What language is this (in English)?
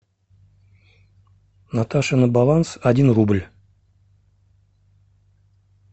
Russian